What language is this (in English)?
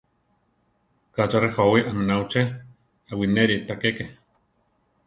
Central Tarahumara